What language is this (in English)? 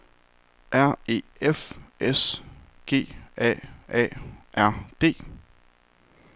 Danish